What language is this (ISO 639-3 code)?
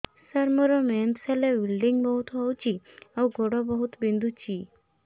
ori